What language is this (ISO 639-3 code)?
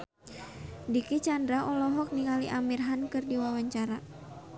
sun